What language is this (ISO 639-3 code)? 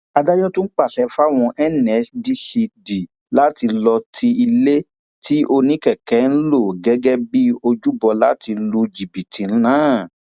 yor